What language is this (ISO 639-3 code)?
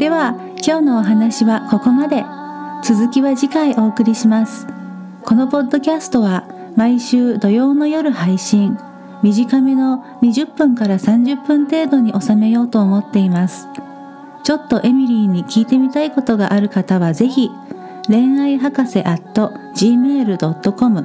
jpn